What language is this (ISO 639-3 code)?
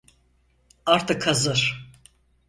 tur